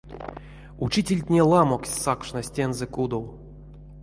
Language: Erzya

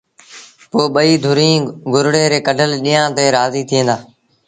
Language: Sindhi Bhil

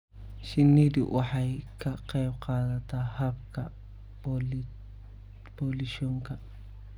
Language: Somali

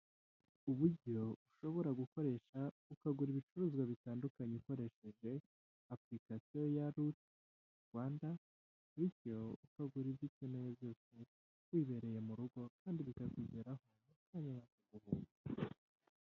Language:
Kinyarwanda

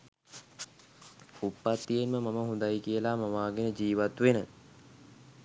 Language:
Sinhala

